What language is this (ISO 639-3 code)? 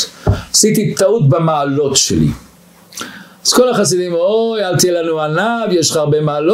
heb